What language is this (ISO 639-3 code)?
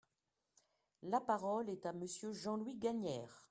fra